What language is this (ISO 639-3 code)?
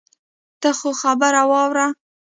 pus